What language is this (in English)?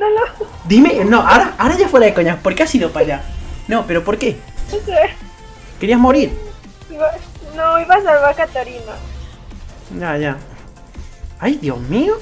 Spanish